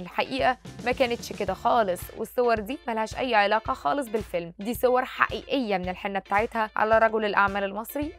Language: Arabic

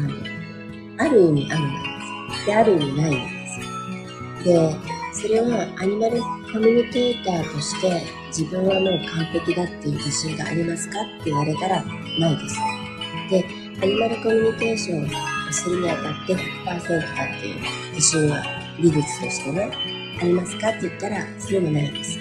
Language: Japanese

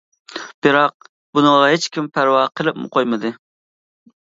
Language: Uyghur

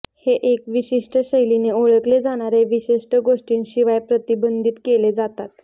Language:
Marathi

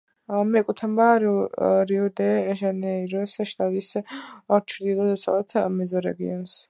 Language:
Georgian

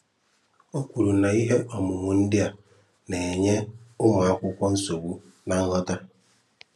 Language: Igbo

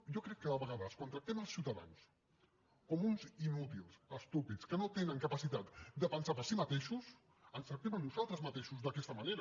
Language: Catalan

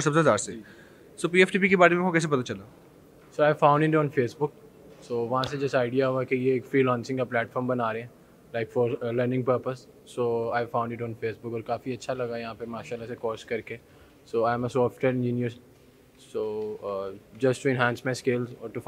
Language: Hindi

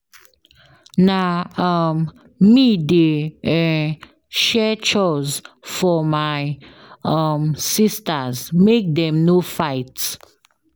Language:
Nigerian Pidgin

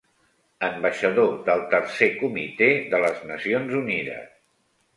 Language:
Catalan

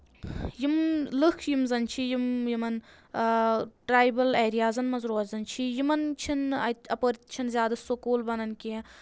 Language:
Kashmiri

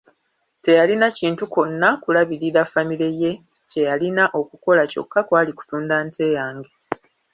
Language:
Ganda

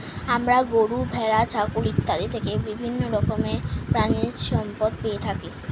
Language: Bangla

